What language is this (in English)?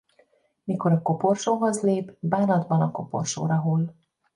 Hungarian